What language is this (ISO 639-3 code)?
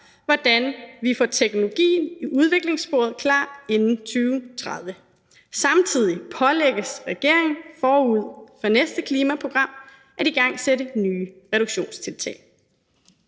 dan